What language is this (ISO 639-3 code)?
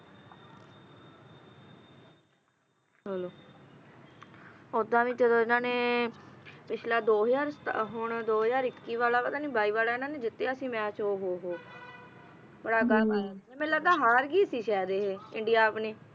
pan